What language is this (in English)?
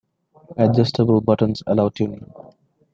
English